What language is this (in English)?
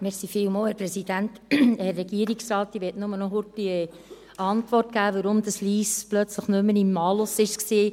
Swiss German